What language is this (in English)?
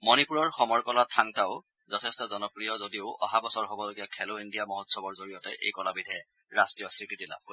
Assamese